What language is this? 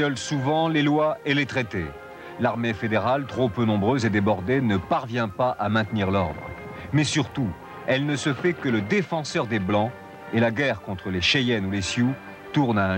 French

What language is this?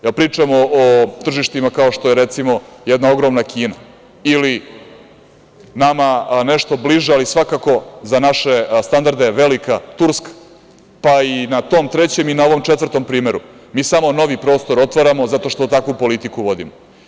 Serbian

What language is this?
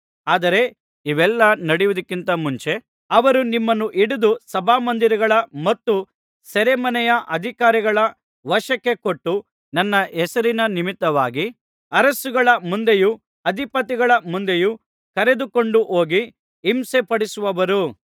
Kannada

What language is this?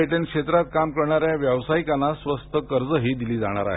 Marathi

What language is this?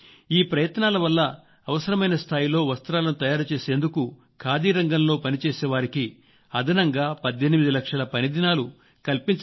Telugu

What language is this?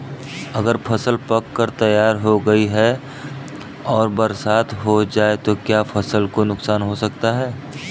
Hindi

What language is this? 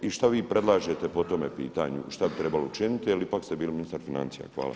Croatian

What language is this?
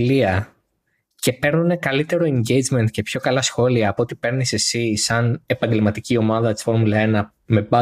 Greek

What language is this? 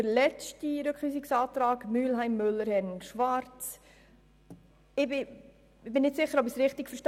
Swiss German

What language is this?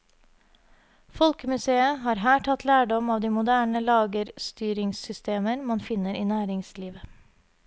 Norwegian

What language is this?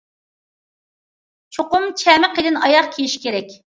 Uyghur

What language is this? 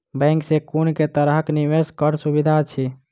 Maithili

